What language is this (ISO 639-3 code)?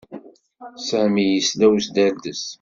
kab